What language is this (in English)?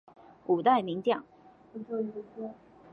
Chinese